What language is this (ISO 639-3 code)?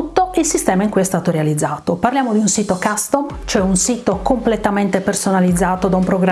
ita